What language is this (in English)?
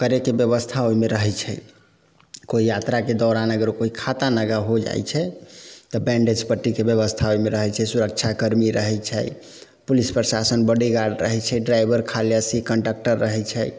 Maithili